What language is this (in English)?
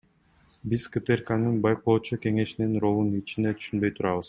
Kyrgyz